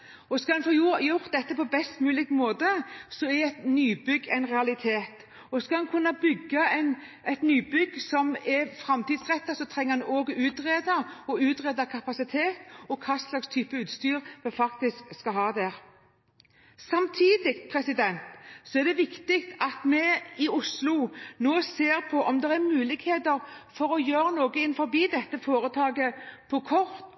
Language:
Norwegian Bokmål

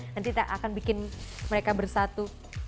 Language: Indonesian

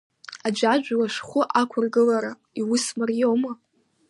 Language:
Abkhazian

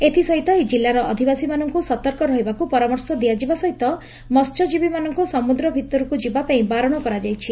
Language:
Odia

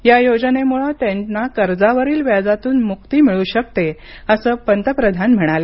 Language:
Marathi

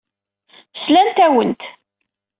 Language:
Kabyle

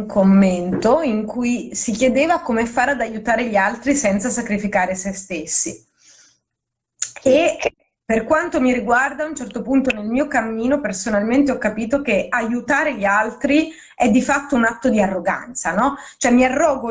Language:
Italian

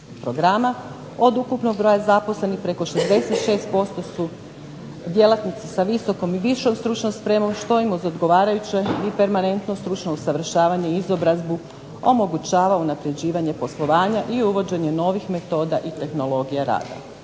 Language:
Croatian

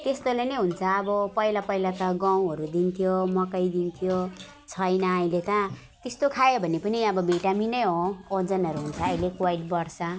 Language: Nepali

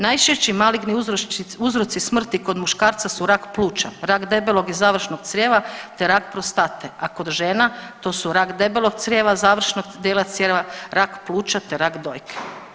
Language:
Croatian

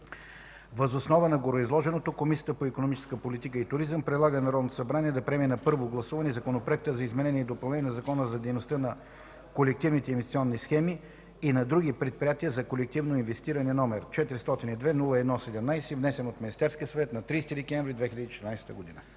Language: Bulgarian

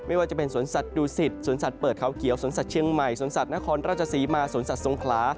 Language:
Thai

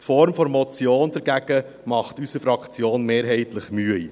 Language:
Swiss German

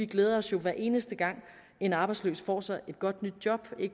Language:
Danish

